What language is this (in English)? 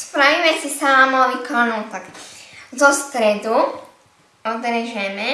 Slovak